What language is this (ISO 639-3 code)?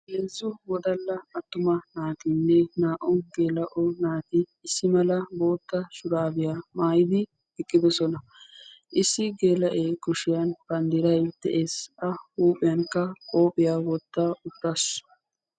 wal